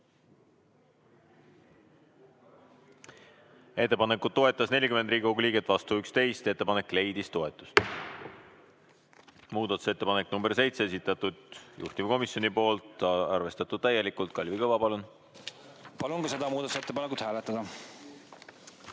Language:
Estonian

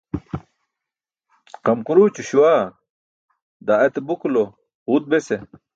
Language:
Burushaski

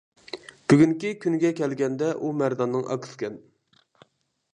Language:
Uyghur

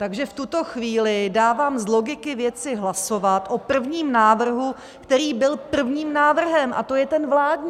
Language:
Czech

